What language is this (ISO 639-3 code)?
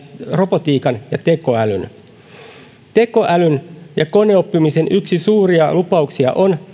fin